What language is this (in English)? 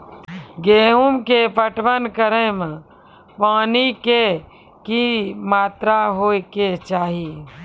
Maithili